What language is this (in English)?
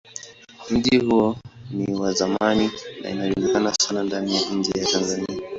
Swahili